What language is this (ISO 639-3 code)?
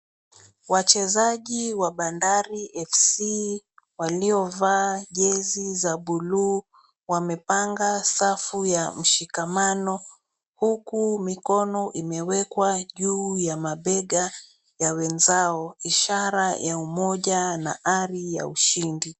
swa